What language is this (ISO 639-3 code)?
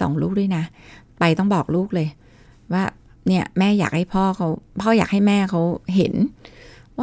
tha